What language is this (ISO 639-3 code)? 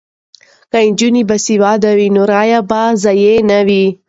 pus